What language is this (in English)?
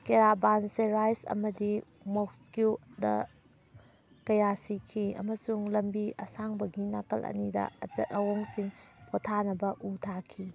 Manipuri